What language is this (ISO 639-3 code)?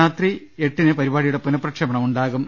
mal